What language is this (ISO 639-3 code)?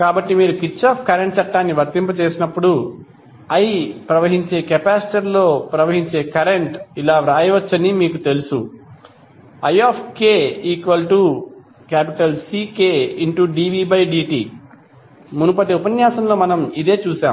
tel